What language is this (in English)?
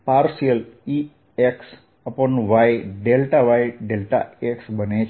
Gujarati